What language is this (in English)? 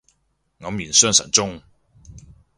Cantonese